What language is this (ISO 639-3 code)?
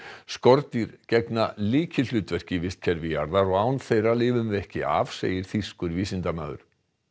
isl